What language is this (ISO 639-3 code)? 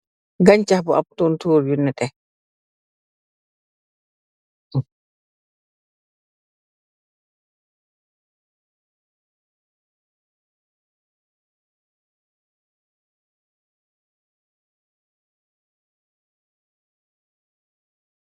wol